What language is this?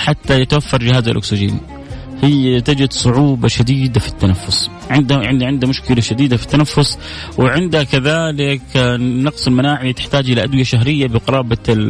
Arabic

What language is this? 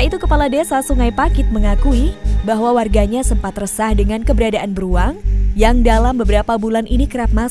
Indonesian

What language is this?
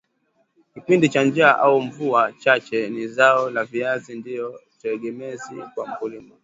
Swahili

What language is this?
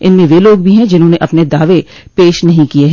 Hindi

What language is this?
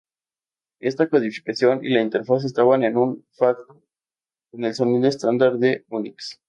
Spanish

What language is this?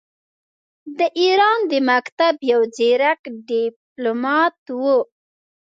Pashto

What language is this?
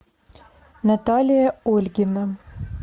Russian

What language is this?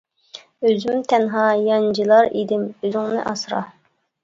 Uyghur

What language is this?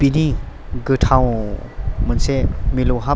Bodo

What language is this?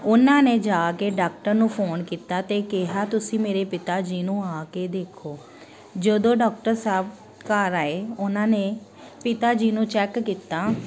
Punjabi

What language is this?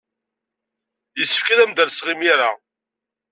Kabyle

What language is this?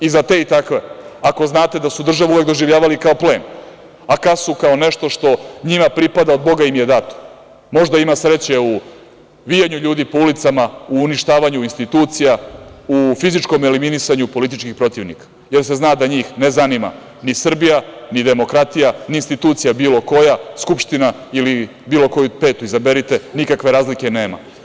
Serbian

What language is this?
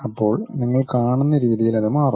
Malayalam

